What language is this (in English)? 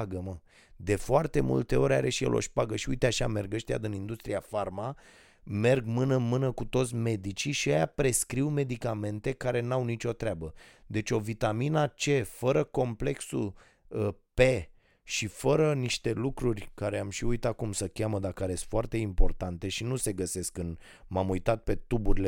Romanian